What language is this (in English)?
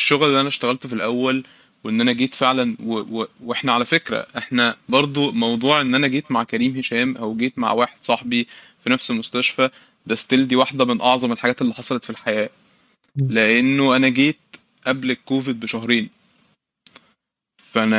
Arabic